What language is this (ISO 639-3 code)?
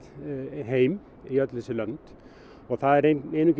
isl